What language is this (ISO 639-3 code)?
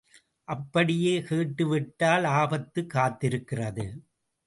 tam